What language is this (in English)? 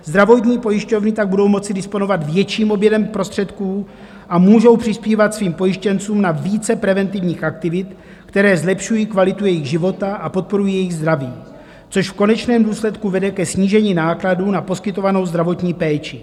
Czech